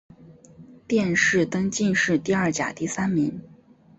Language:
Chinese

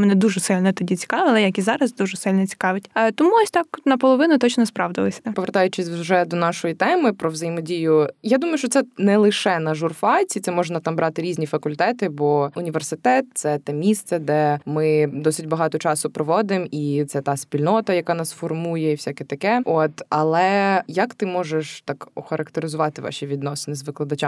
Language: Ukrainian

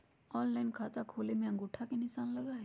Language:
Magahi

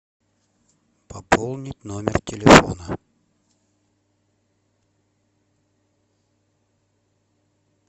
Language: Russian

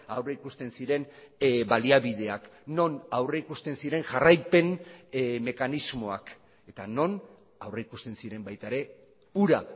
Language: Basque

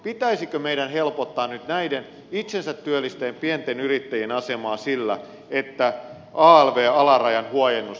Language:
Finnish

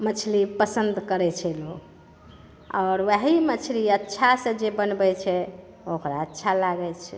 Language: Maithili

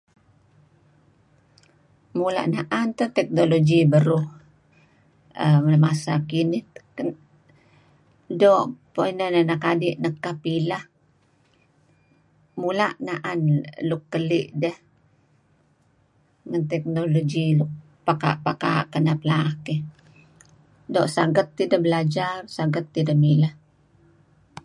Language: Kelabit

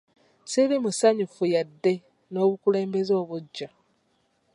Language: Ganda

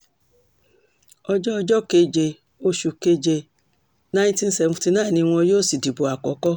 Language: Yoruba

